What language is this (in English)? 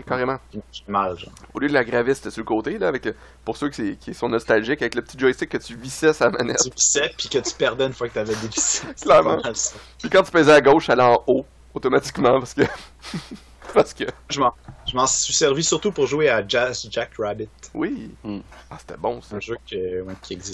French